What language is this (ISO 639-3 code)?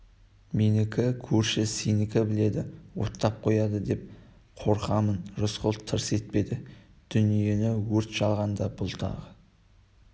kaz